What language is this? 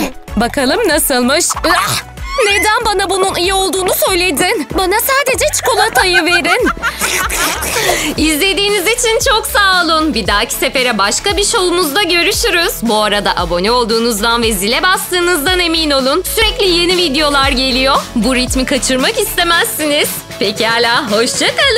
Turkish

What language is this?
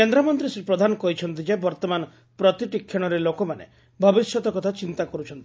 Odia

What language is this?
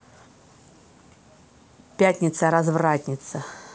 Russian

